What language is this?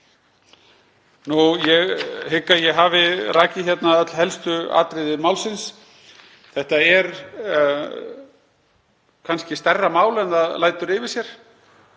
Icelandic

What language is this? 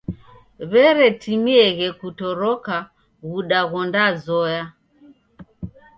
Taita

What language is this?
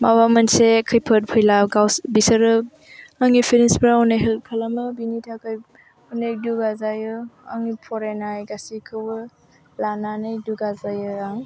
Bodo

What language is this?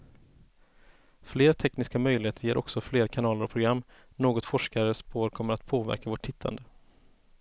Swedish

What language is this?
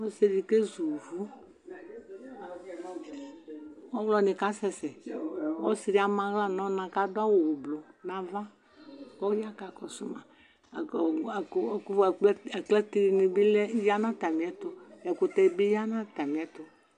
Ikposo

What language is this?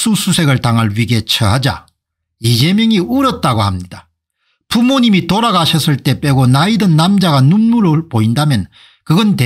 Korean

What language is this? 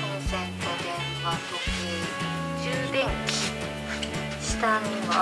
Japanese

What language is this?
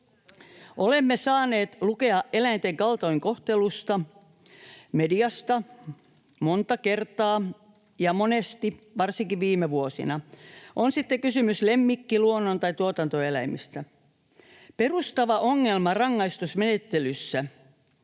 Finnish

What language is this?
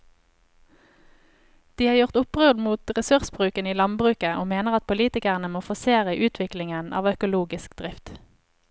Norwegian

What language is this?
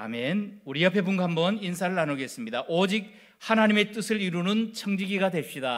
Korean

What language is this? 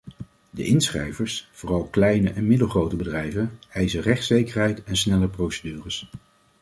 Dutch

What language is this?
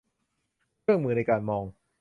Thai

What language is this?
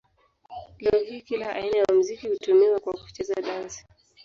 Swahili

